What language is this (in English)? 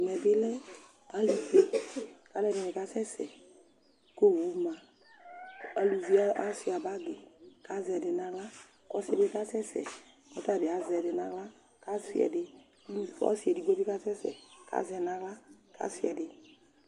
Ikposo